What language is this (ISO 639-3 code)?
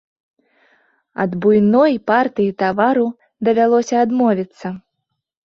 bel